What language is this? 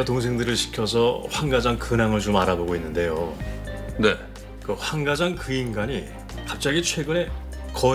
Korean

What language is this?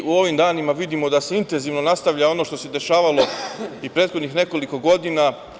Serbian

